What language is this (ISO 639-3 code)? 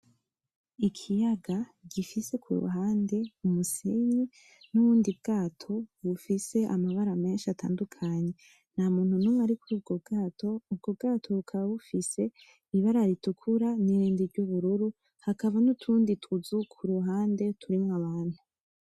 run